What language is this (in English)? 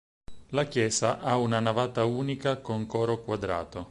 Italian